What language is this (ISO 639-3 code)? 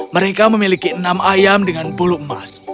ind